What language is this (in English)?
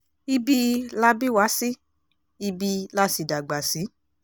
Yoruba